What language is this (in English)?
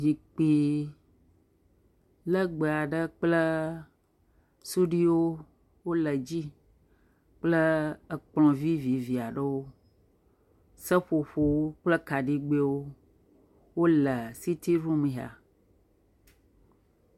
Ewe